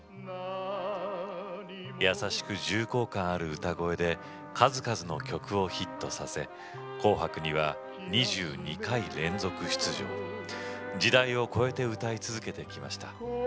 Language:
Japanese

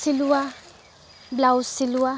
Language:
Assamese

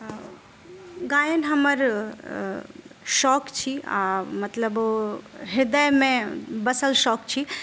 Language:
Maithili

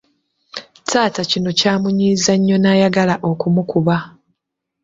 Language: Ganda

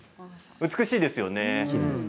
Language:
Japanese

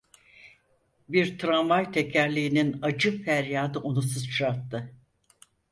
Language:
Turkish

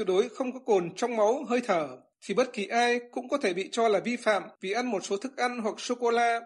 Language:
Vietnamese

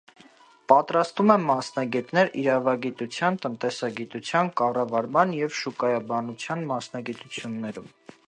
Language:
Armenian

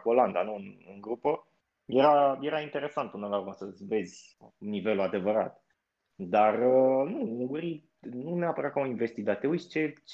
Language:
Romanian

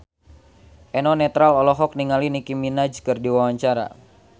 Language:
Sundanese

